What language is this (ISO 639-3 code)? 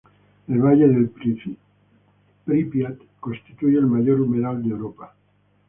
spa